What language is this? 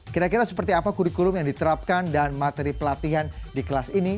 Indonesian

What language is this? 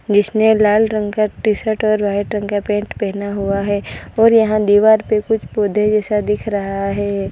Hindi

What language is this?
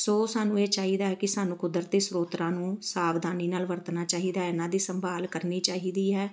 Punjabi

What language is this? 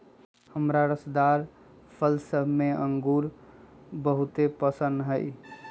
Magahi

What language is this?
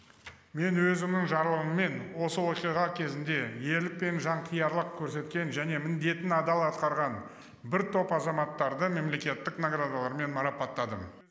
Kazakh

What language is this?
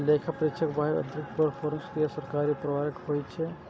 Maithili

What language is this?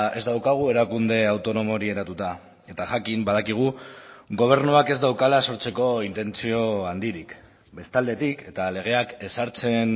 Basque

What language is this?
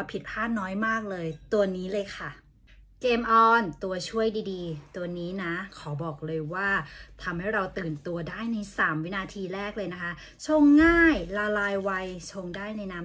Thai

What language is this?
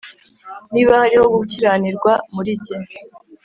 Kinyarwanda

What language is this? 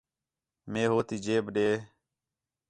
Khetrani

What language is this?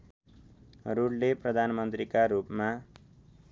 Nepali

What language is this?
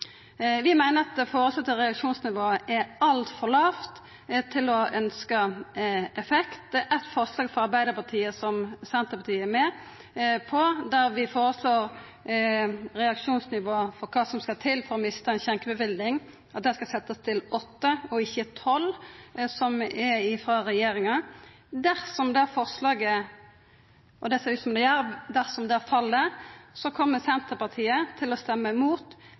Norwegian Nynorsk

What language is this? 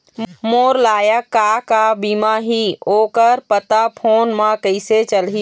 Chhattisgarhi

